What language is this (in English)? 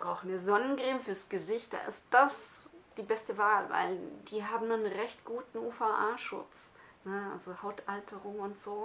German